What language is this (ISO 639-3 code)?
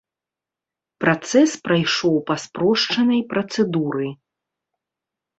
bel